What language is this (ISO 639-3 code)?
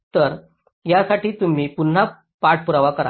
mar